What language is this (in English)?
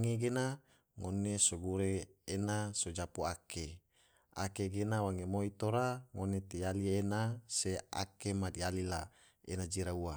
Tidore